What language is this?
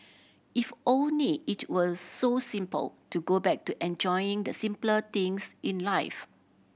English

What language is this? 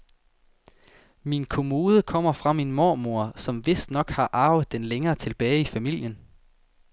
Danish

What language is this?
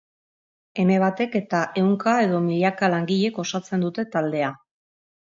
Basque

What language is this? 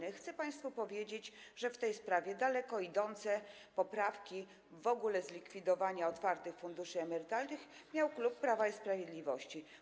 Polish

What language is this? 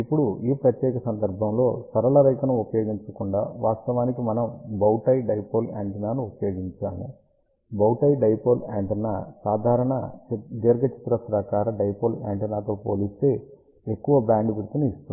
Telugu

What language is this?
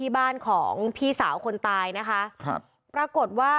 Thai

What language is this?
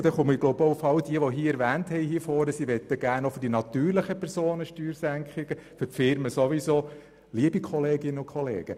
Swiss German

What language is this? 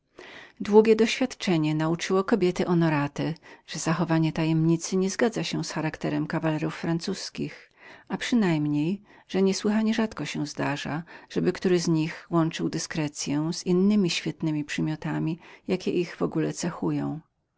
Polish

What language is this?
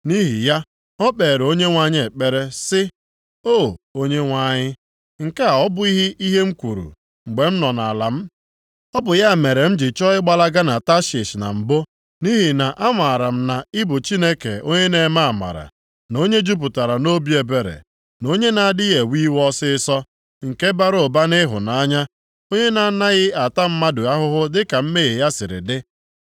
Igbo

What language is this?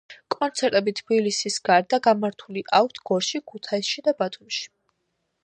Georgian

